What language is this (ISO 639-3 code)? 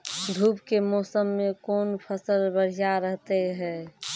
mai